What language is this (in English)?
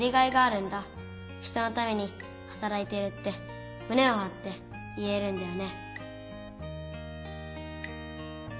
Japanese